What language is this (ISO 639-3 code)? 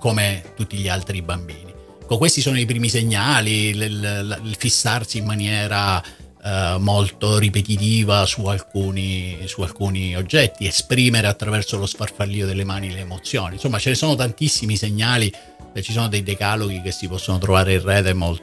ita